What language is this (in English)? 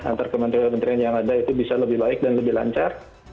Indonesian